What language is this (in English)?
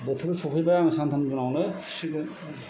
Bodo